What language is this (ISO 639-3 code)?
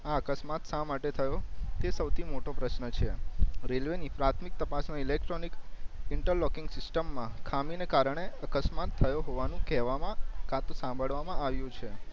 guj